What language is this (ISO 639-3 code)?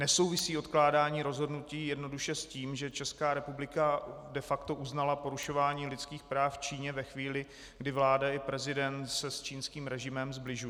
ces